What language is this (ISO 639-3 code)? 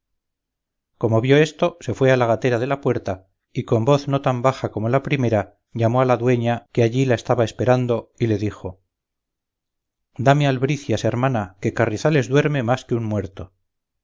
spa